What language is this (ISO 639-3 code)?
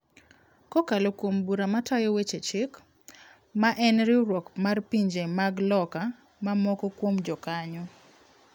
luo